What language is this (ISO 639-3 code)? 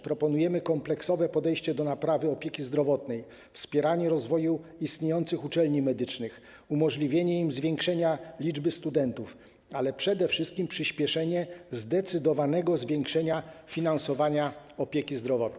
pol